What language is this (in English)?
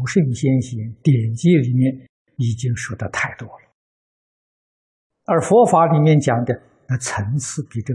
Chinese